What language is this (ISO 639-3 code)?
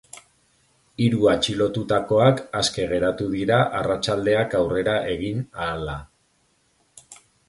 eus